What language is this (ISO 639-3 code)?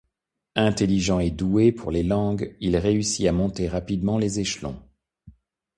fra